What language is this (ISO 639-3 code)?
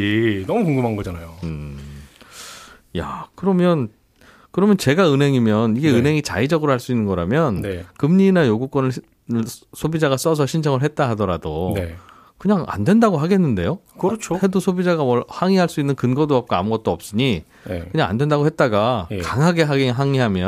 kor